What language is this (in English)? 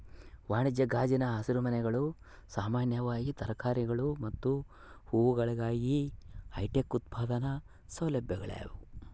Kannada